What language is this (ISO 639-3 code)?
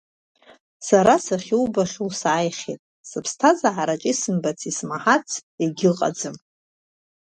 abk